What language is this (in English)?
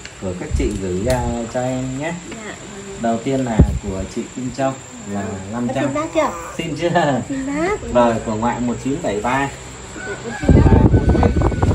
Vietnamese